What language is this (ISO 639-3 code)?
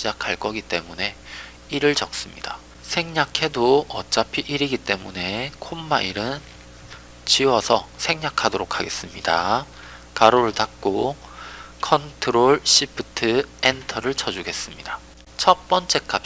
kor